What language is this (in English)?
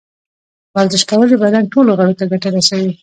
Pashto